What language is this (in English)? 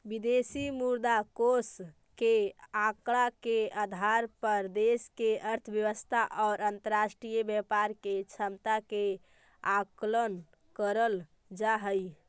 Magahi